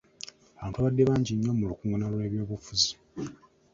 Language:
Ganda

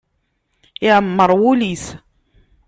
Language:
Kabyle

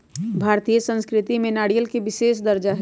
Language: Magahi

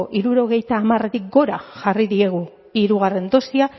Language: Basque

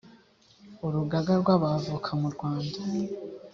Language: Kinyarwanda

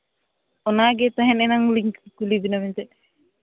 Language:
Santali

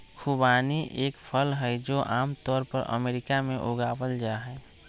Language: Magahi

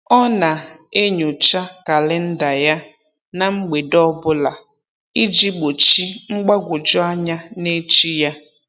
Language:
Igbo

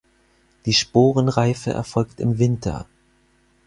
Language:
German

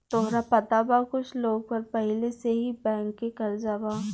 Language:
Bhojpuri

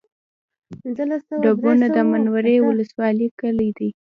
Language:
Pashto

